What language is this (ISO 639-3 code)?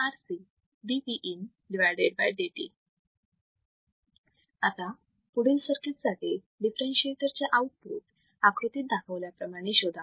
mar